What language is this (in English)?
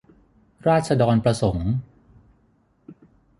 Thai